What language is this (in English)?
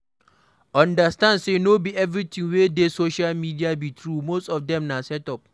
Nigerian Pidgin